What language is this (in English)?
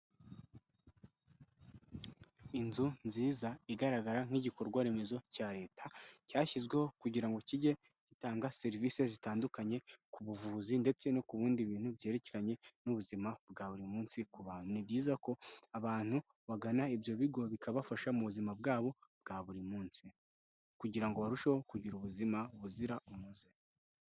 Kinyarwanda